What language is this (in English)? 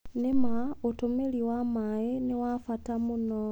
Kikuyu